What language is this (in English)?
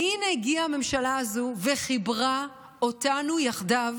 Hebrew